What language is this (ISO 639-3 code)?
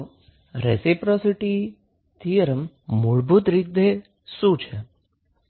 guj